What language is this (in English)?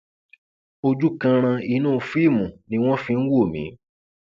Yoruba